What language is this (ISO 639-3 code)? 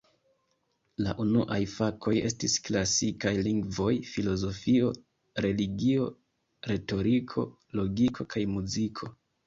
epo